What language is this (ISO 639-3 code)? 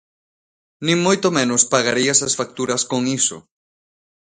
glg